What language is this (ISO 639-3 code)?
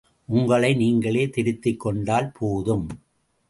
tam